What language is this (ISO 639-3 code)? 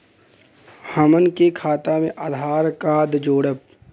bho